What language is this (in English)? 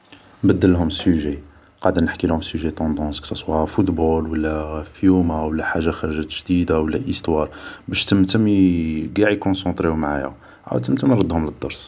Algerian Arabic